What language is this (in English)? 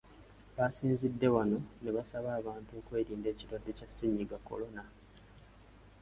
Ganda